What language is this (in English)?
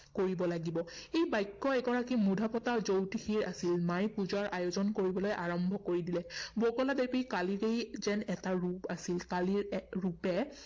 Assamese